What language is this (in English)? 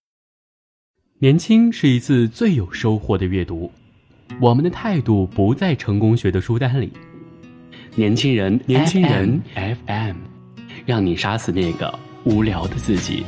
Chinese